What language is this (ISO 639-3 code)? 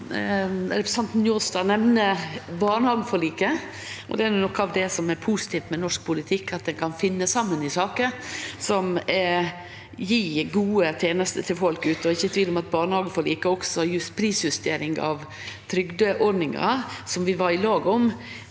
nor